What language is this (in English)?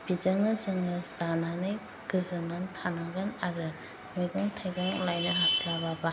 Bodo